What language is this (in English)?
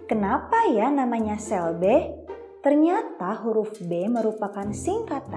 Indonesian